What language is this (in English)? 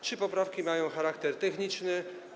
Polish